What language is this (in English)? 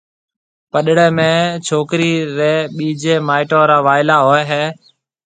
Marwari (Pakistan)